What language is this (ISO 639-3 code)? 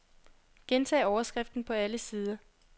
dan